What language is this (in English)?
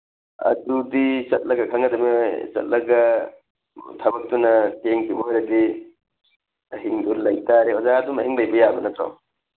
Manipuri